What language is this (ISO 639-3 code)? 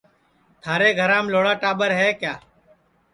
ssi